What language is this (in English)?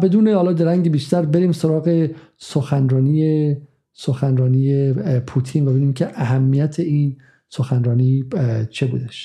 Persian